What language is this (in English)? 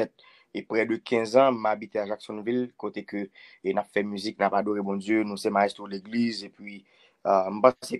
French